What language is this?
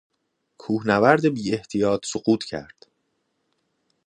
Persian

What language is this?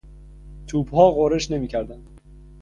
Persian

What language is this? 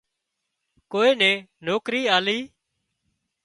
Wadiyara Koli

